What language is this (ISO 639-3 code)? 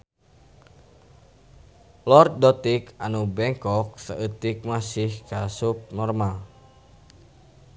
sun